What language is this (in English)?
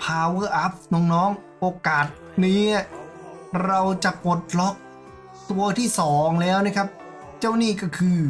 Thai